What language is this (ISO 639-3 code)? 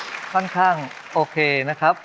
tha